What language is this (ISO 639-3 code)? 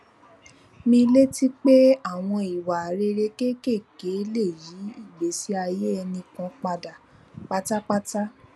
yor